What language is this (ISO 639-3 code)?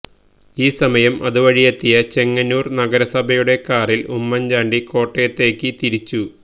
mal